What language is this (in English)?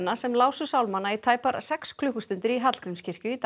Icelandic